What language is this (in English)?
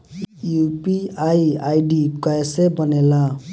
Bhojpuri